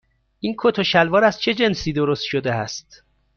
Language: Persian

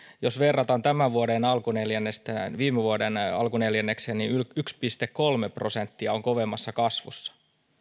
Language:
Finnish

